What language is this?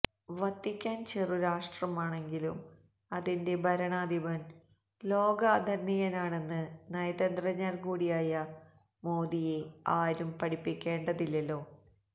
Malayalam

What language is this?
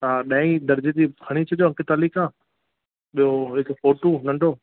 Sindhi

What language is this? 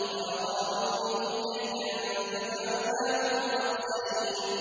Arabic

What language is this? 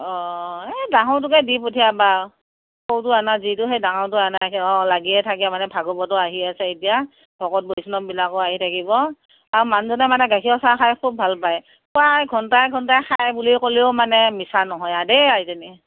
Assamese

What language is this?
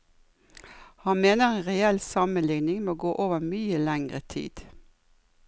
Norwegian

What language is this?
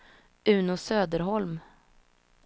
Swedish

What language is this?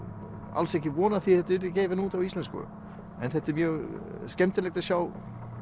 Icelandic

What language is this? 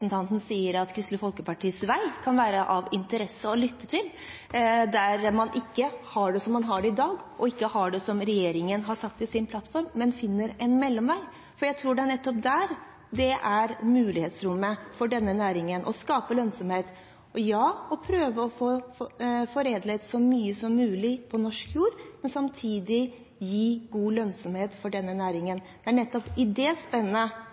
Norwegian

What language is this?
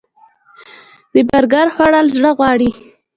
Pashto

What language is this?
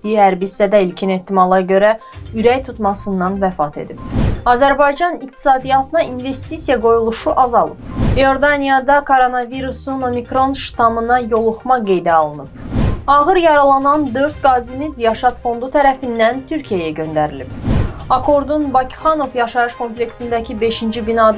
Turkish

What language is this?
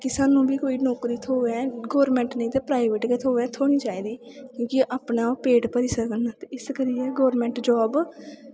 Dogri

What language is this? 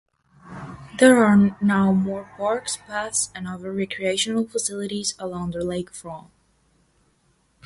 English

